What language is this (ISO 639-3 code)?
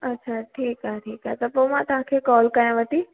snd